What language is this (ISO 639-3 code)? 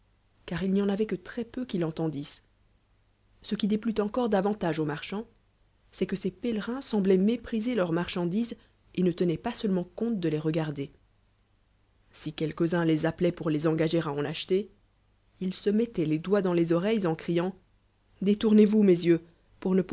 fra